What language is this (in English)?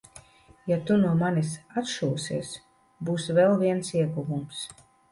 Latvian